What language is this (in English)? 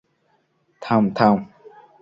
Bangla